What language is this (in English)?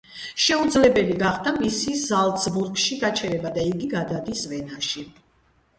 Georgian